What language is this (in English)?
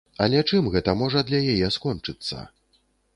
Belarusian